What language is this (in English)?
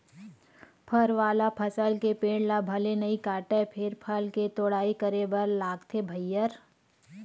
Chhattisgarhi